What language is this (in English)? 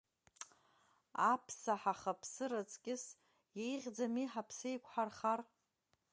Abkhazian